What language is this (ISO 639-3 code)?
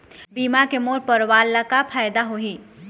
hne